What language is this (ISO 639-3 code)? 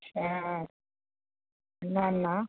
snd